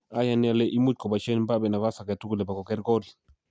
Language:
Kalenjin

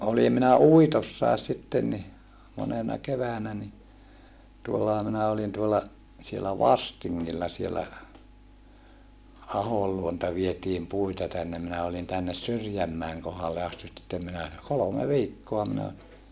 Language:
Finnish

